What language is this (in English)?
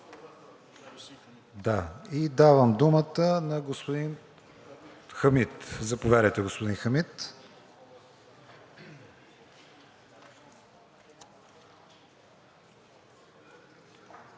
Bulgarian